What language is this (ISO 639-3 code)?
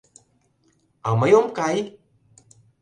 chm